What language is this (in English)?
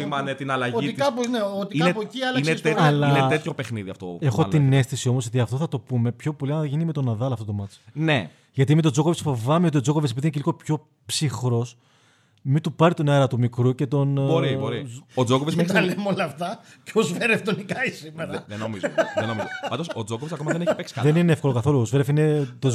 Greek